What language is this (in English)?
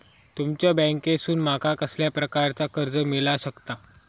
Marathi